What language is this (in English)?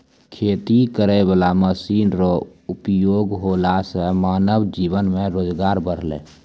Maithili